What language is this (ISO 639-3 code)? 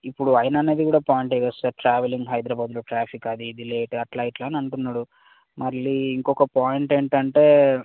tel